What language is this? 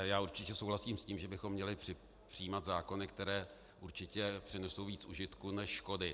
Czech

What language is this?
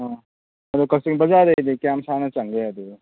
Manipuri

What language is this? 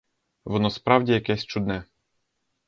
Ukrainian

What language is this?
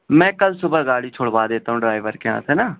Urdu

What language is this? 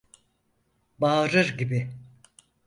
Turkish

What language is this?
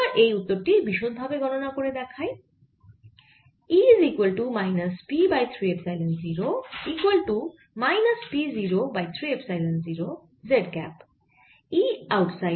Bangla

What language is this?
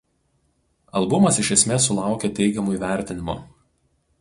Lithuanian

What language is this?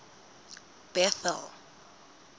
Southern Sotho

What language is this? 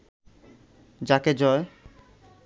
Bangla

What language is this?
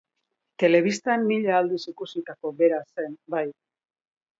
Basque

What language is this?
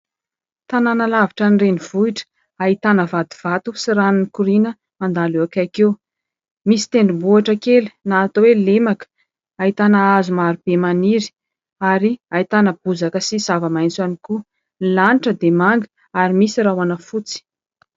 Malagasy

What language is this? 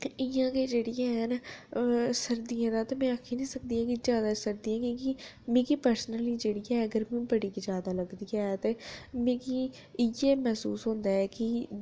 Dogri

